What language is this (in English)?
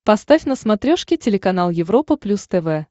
Russian